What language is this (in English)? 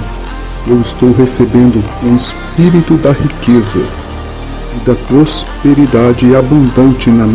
Portuguese